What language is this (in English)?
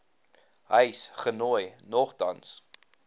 Afrikaans